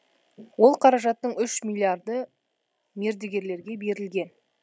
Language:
Kazakh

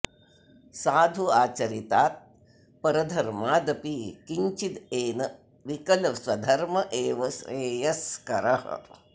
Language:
Sanskrit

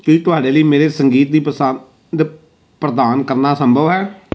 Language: Punjabi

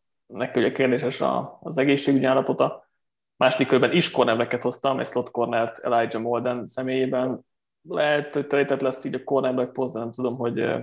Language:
Hungarian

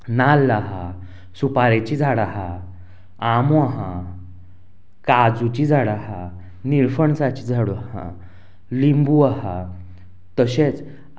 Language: Konkani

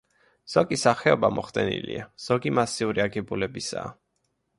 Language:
Georgian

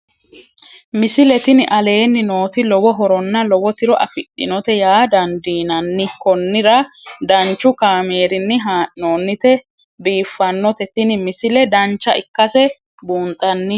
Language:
Sidamo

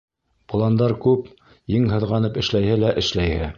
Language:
Bashkir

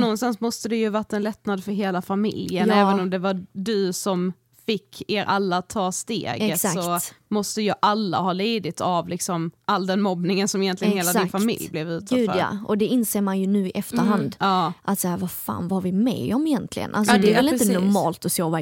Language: Swedish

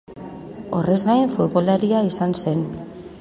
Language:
Basque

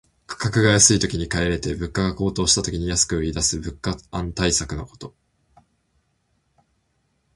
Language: Japanese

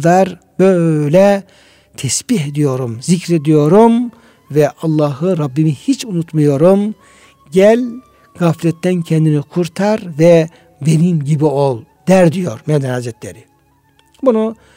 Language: Turkish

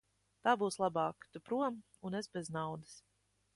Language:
Latvian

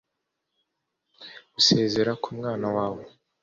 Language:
Kinyarwanda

